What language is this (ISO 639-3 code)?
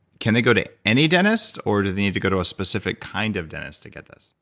eng